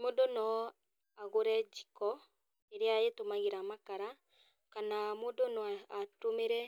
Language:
Kikuyu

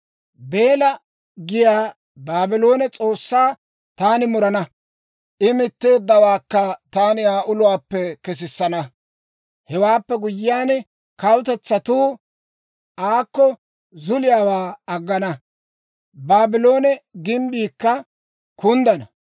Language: Dawro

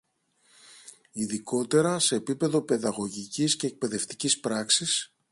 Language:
Greek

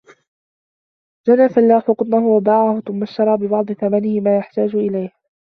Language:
Arabic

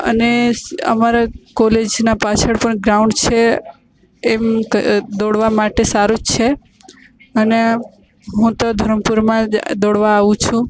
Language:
Gujarati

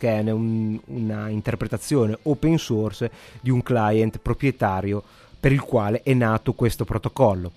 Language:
Italian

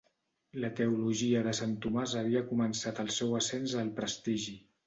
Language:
Catalan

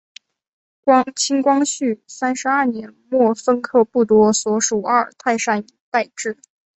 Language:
Chinese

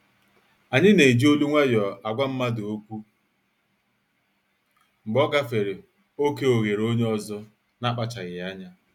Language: Igbo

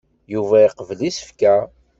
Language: Kabyle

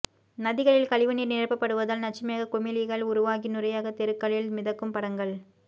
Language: Tamil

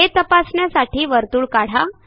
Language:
Marathi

